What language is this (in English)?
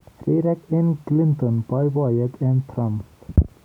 Kalenjin